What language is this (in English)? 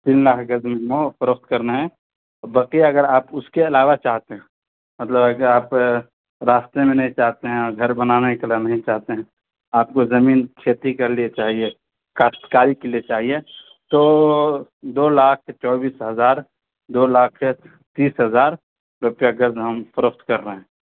Urdu